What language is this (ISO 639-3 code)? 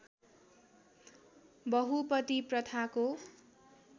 nep